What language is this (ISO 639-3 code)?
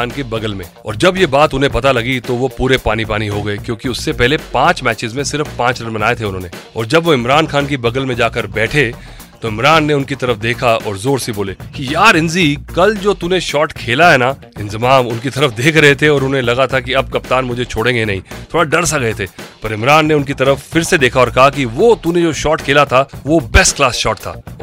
hin